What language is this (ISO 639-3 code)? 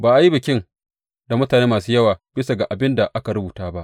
hau